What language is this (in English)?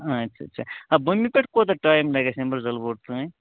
Kashmiri